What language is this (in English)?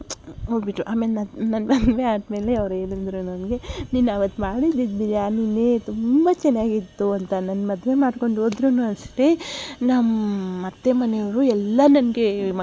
Kannada